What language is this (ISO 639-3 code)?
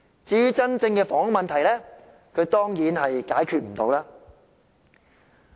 yue